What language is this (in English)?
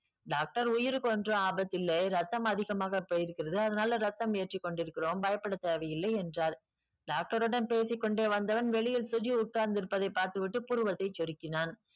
Tamil